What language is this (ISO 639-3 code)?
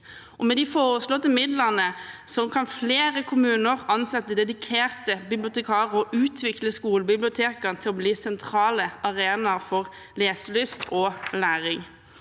nor